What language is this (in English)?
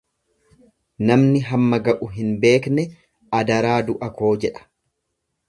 Oromo